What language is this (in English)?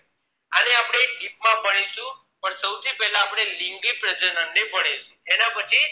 Gujarati